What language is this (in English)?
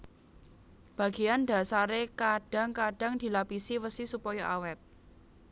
Javanese